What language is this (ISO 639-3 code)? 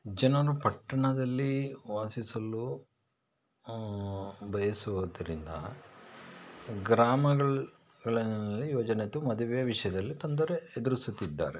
kan